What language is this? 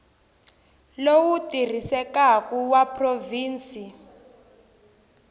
Tsonga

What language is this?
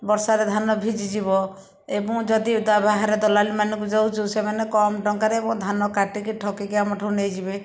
Odia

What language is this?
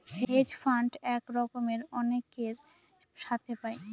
Bangla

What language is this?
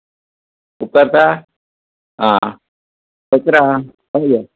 Konkani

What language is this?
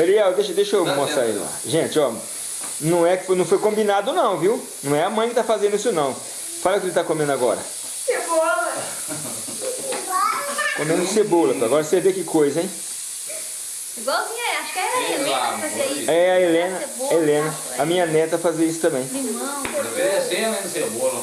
Portuguese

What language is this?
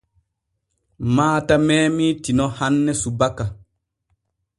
Borgu Fulfulde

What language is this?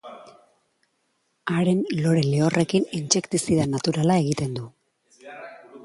Basque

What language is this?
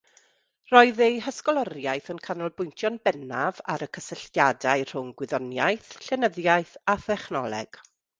Welsh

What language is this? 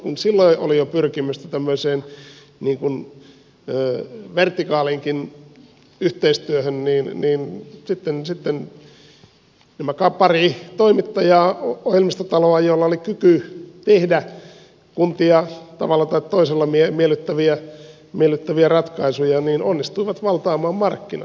Finnish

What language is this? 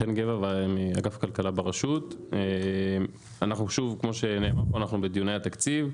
Hebrew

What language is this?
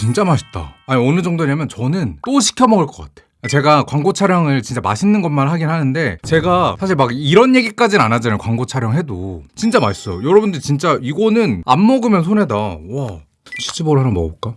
Korean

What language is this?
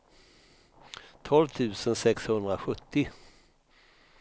Swedish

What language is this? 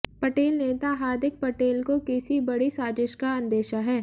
Hindi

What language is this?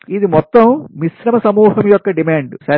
Telugu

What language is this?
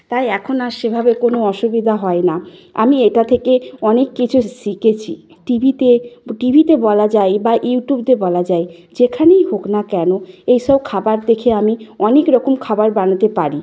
Bangla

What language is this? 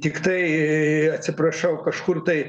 Lithuanian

